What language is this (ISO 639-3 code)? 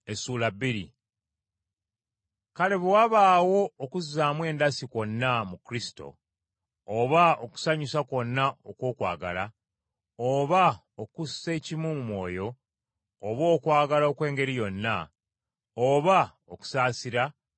lug